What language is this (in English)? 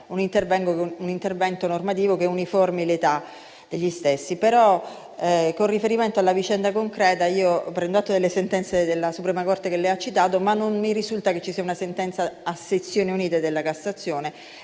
Italian